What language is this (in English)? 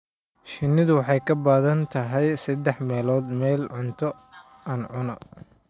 Somali